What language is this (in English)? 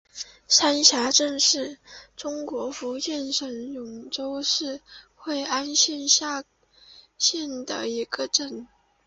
Chinese